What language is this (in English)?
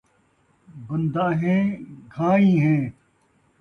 Saraiki